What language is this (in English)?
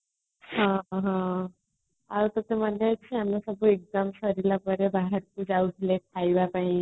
Odia